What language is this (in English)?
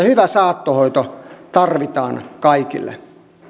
Finnish